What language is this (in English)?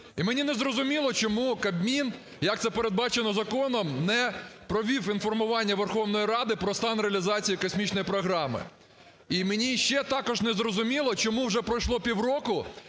Ukrainian